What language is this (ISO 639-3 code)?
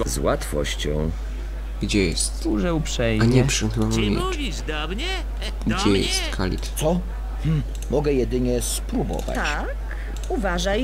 pol